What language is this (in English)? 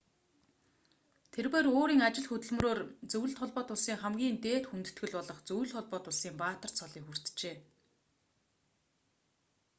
Mongolian